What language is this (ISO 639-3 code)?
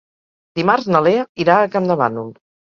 cat